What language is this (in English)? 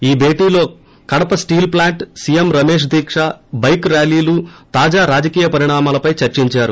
Telugu